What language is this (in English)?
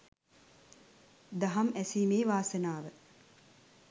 Sinhala